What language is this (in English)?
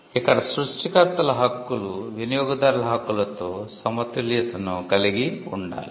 Telugu